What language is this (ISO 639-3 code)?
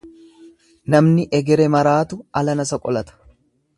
orm